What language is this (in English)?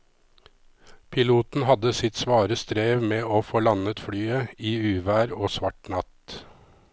Norwegian